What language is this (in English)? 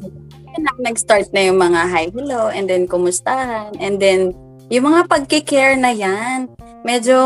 Filipino